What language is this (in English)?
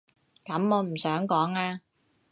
Cantonese